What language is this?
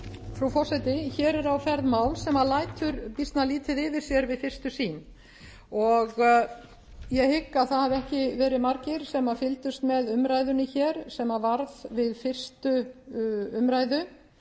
Icelandic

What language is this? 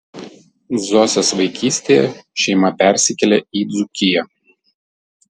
Lithuanian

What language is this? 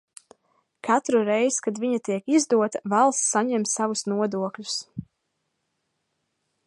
Latvian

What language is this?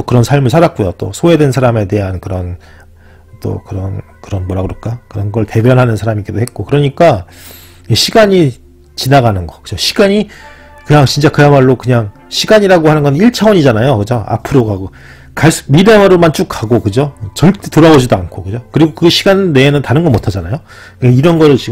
Korean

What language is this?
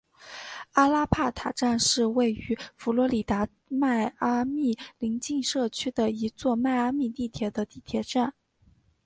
Chinese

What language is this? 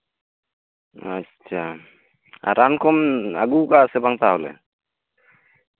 Santali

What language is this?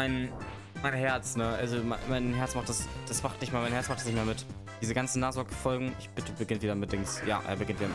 German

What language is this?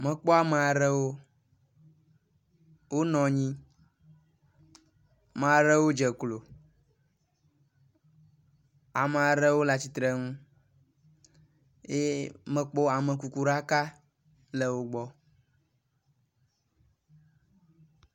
Ewe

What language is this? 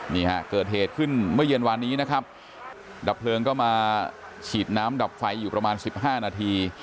Thai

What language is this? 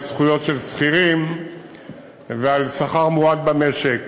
Hebrew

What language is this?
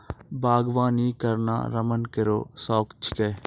Maithili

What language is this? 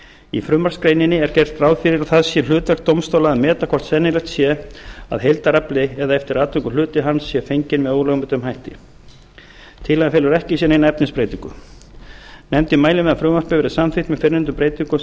Icelandic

